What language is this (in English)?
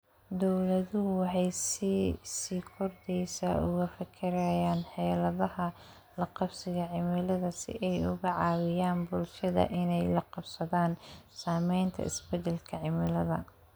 Somali